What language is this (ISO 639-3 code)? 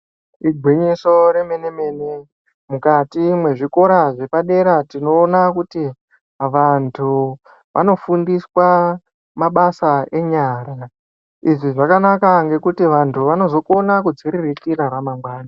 ndc